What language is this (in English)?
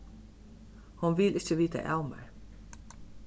Faroese